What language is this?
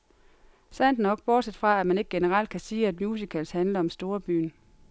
Danish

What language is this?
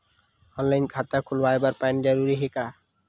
Chhattisgarhi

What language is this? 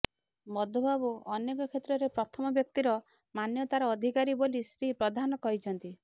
Odia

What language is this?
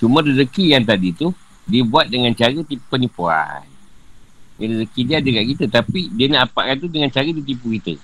Malay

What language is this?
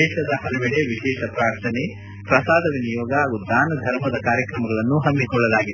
Kannada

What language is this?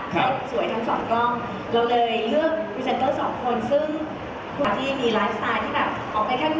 Thai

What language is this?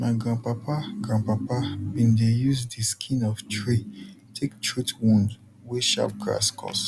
Nigerian Pidgin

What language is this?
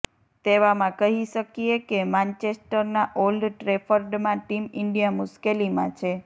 Gujarati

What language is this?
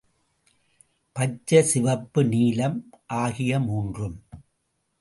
Tamil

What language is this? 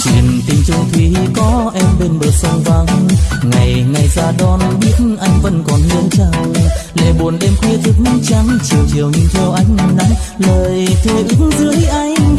Vietnamese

